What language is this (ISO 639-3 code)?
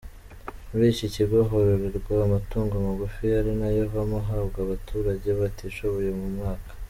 kin